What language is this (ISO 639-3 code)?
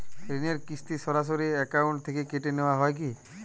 ben